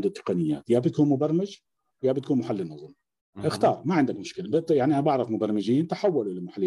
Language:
Arabic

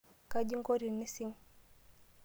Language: Masai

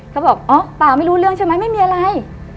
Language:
Thai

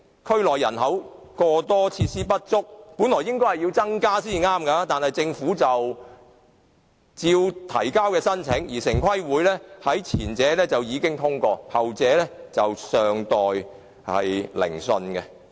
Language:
Cantonese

